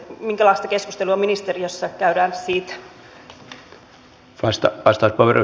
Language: Finnish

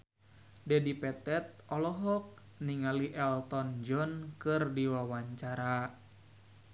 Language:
Sundanese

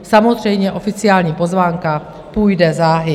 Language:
Czech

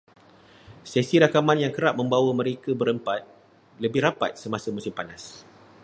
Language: Malay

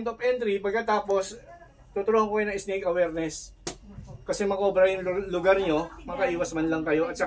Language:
Filipino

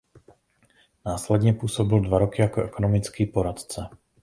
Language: Czech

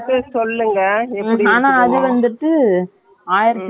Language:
Tamil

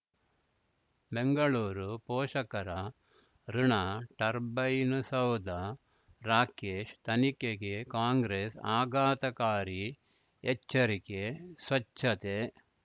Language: Kannada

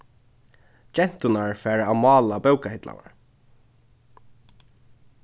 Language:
Faroese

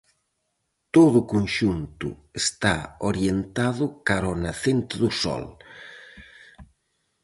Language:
Galician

